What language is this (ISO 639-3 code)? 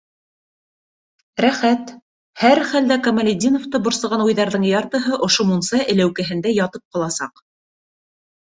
bak